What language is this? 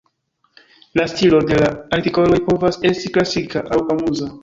Esperanto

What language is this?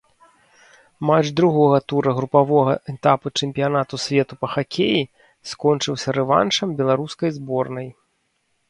Belarusian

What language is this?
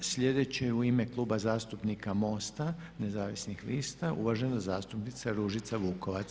Croatian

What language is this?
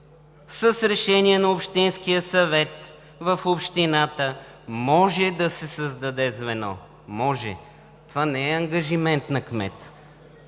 Bulgarian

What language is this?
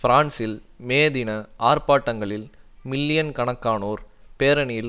Tamil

